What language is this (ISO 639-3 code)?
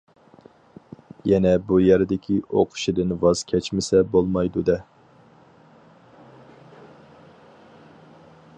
uig